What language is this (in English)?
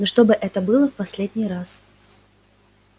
Russian